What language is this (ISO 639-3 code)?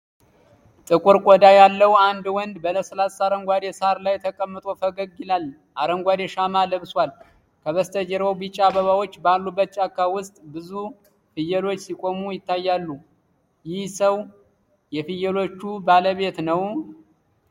amh